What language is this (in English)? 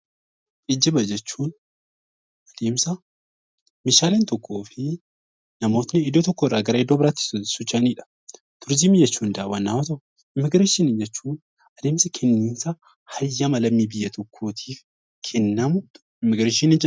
Oromo